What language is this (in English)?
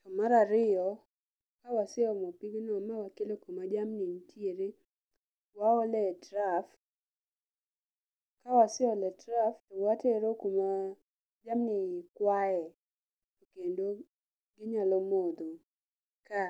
Luo (Kenya and Tanzania)